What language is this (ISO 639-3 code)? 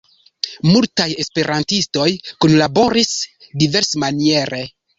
epo